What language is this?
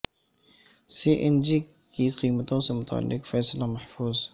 Urdu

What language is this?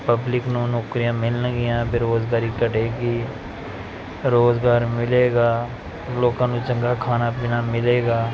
Punjabi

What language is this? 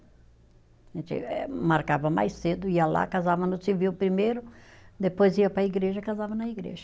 Portuguese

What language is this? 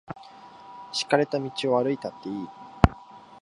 Japanese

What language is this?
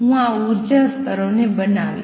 Gujarati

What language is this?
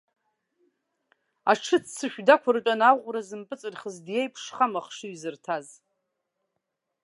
Abkhazian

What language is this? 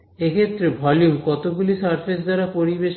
Bangla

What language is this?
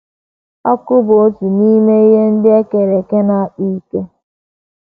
Igbo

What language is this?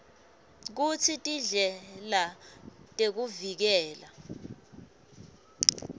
Swati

